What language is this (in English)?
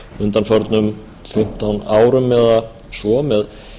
Icelandic